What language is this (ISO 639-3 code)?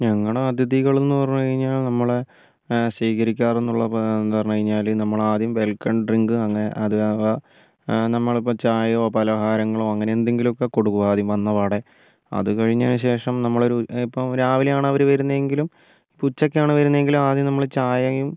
mal